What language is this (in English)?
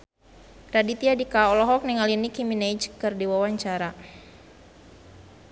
Sundanese